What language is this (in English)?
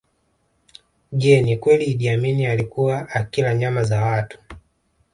Swahili